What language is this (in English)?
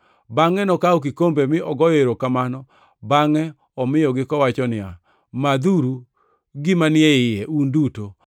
Luo (Kenya and Tanzania)